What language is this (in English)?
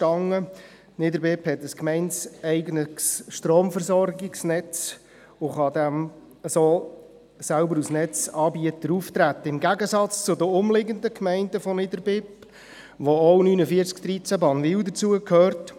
Swiss German